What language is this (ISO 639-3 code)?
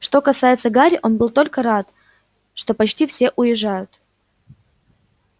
rus